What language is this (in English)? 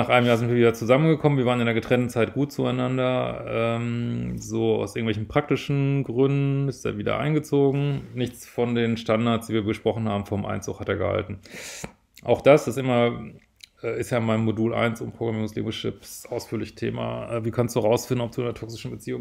German